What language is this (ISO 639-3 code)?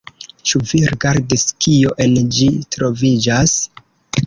epo